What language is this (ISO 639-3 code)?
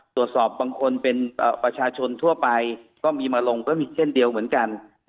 tha